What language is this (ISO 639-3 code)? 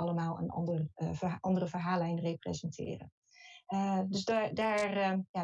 nld